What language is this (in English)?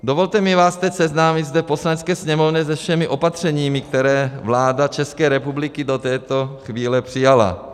Czech